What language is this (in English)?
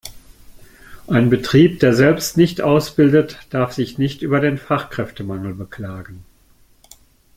German